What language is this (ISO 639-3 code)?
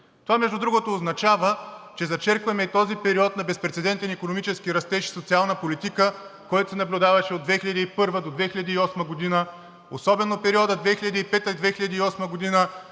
bul